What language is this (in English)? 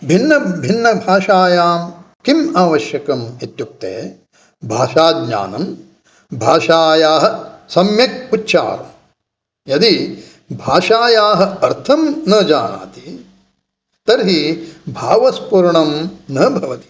Sanskrit